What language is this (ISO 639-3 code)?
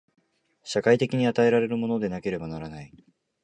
jpn